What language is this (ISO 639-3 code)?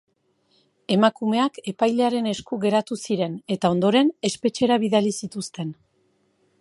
eus